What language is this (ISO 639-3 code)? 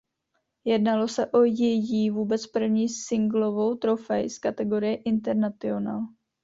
ces